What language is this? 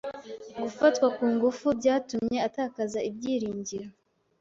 Kinyarwanda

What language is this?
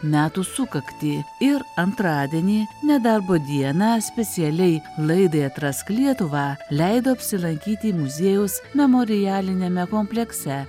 Lithuanian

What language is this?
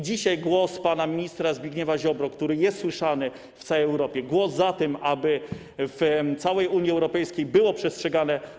Polish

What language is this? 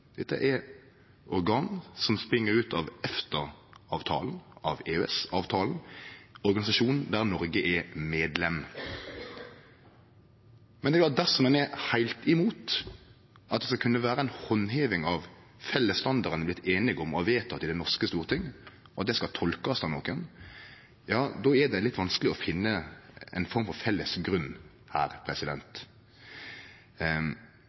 Norwegian Nynorsk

